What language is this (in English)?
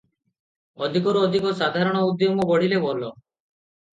Odia